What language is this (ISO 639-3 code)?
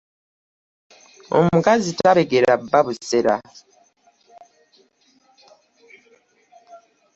lug